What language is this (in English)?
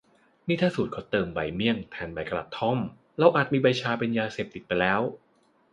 Thai